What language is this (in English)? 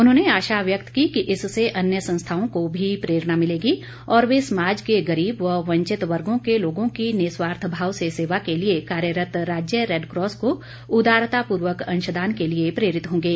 Hindi